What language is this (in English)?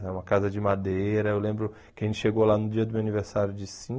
Portuguese